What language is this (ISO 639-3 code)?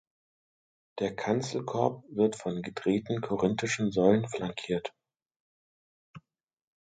deu